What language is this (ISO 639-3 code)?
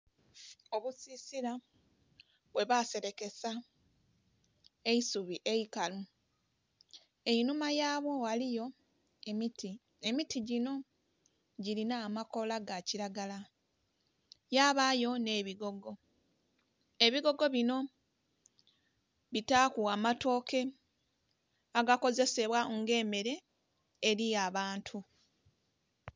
xog